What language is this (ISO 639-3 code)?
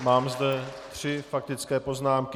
ces